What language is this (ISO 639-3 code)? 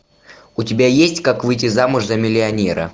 rus